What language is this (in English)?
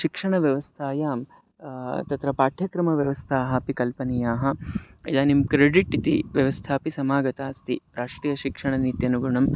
Sanskrit